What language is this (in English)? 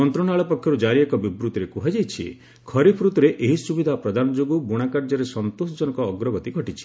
Odia